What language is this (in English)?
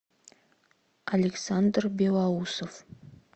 Russian